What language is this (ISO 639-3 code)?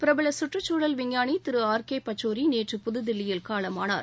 tam